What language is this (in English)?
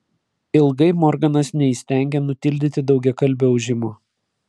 Lithuanian